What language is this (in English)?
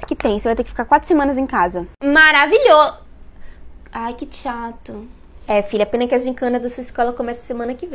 Portuguese